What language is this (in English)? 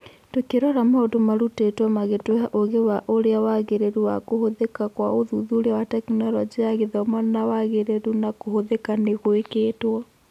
Kikuyu